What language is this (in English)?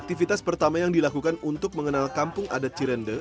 Indonesian